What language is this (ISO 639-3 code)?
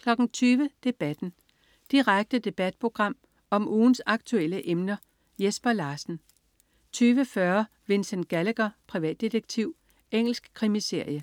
dan